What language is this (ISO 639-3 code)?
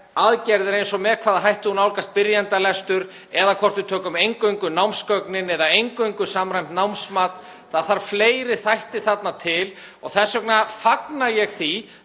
isl